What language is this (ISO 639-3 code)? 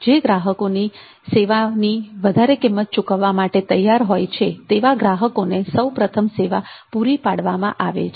guj